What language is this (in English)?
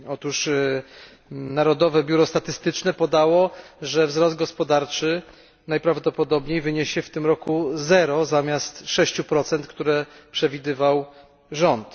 Polish